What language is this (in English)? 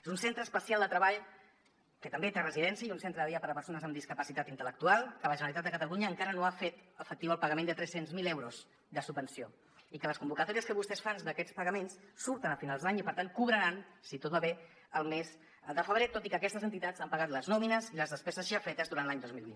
Catalan